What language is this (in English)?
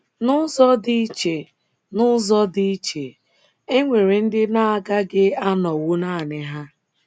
Igbo